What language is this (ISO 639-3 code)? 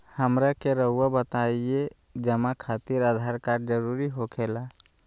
mag